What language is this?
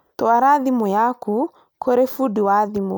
Kikuyu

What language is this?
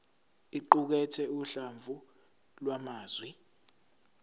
Zulu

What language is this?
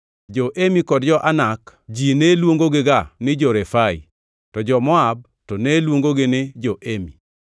Luo (Kenya and Tanzania)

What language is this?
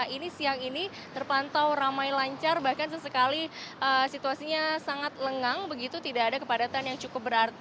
Indonesian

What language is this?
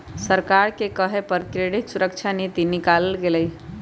Magahi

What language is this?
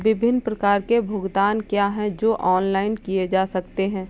Hindi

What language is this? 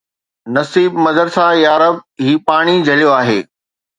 Sindhi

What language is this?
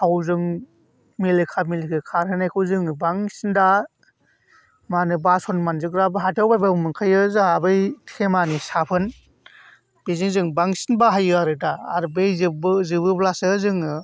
Bodo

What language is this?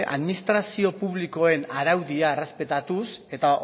Basque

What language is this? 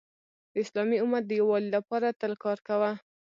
Pashto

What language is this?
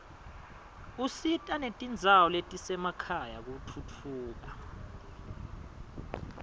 Swati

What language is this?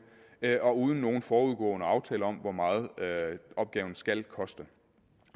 Danish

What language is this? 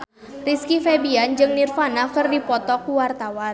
Sundanese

